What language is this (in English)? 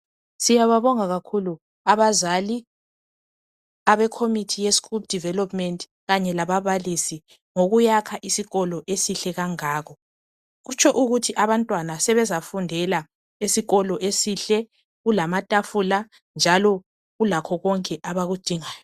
North Ndebele